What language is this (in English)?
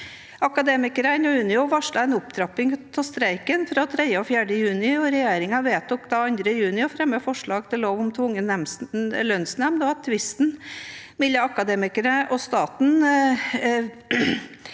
Norwegian